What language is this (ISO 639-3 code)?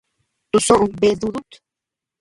cux